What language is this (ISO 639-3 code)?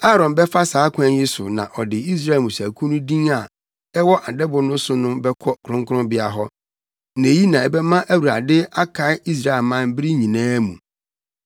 aka